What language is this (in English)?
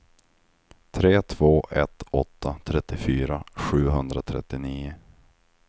Swedish